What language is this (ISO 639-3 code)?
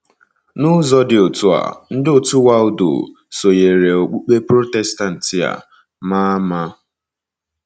ibo